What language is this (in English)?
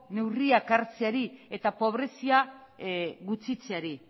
Basque